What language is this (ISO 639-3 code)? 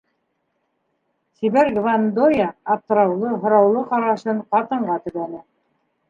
bak